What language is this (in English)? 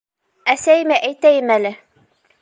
Bashkir